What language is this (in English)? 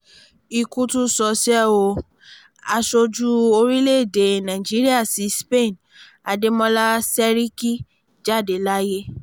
Yoruba